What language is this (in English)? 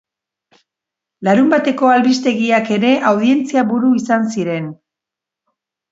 Basque